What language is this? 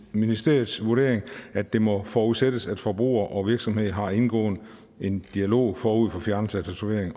Danish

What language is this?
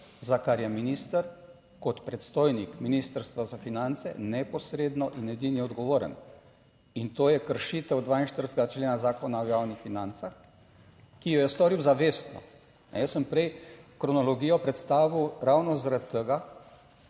Slovenian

